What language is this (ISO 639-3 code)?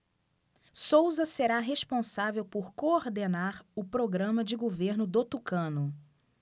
por